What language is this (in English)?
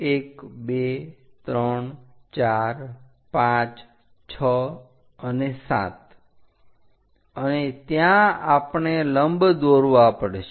Gujarati